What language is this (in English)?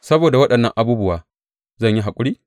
Hausa